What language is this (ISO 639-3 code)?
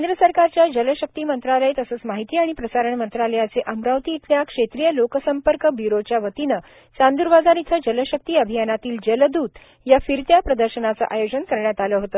mar